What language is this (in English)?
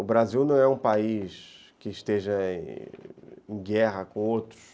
Portuguese